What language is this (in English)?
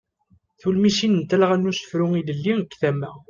Kabyle